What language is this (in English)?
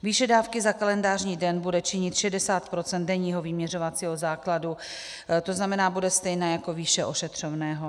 Czech